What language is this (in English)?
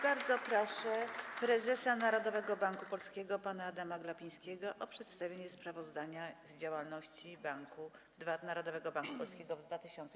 Polish